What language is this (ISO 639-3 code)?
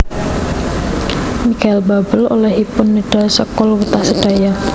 jav